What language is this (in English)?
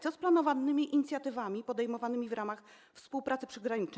Polish